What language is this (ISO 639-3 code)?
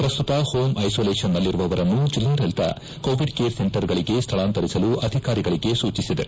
kan